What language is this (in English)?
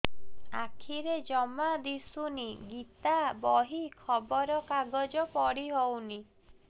Odia